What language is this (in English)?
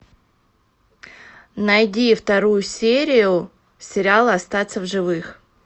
Russian